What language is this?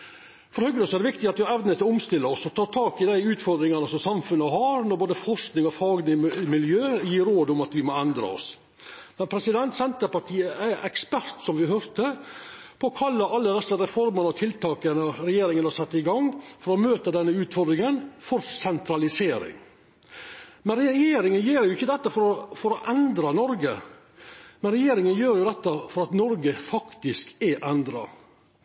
Norwegian Nynorsk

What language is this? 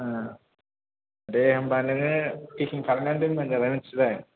Bodo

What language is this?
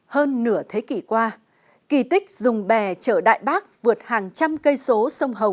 Vietnamese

